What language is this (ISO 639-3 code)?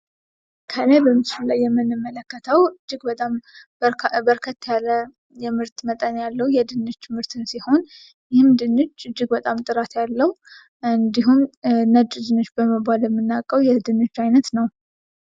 amh